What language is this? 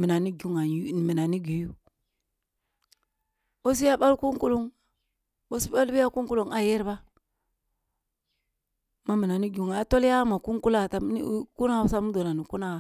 Kulung (Nigeria)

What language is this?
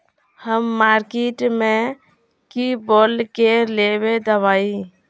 Magahi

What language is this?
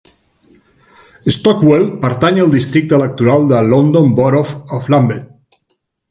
Catalan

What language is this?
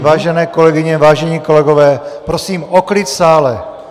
Czech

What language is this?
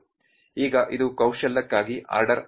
Kannada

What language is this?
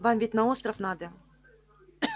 Russian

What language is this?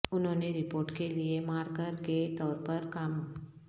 Urdu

